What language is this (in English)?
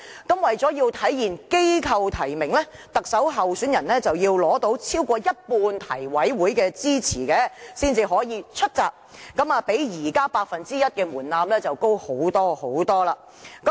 Cantonese